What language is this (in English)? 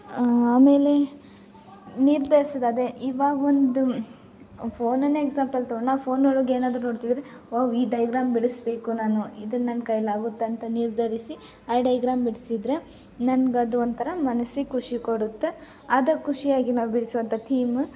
Kannada